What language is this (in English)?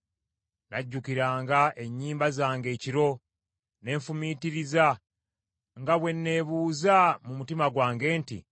Ganda